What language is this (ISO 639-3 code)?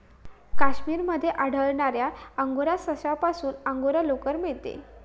mar